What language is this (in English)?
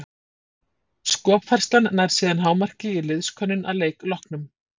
Icelandic